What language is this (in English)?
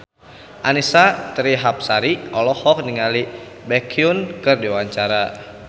Sundanese